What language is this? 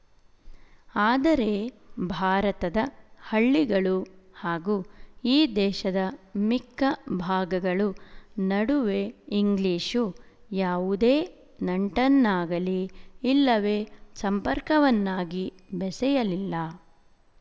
Kannada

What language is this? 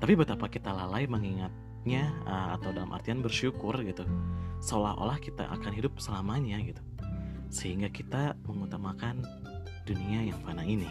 Indonesian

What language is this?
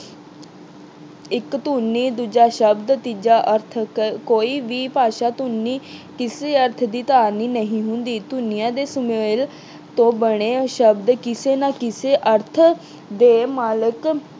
Punjabi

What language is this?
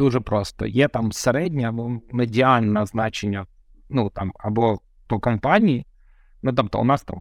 Ukrainian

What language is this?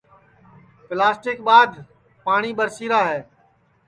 Sansi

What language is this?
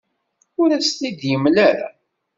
Kabyle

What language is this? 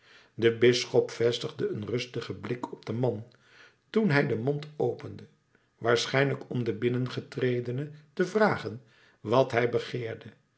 Dutch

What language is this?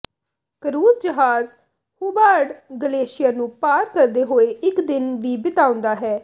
Punjabi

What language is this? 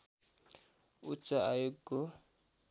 Nepali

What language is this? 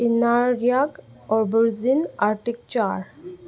Manipuri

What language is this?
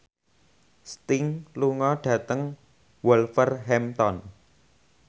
Javanese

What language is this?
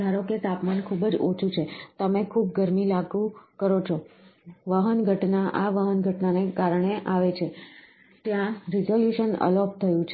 Gujarati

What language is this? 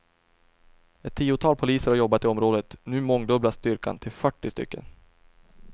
Swedish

